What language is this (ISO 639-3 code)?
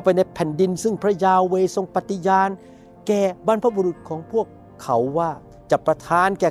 tha